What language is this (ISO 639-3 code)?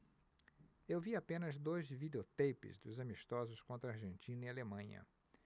por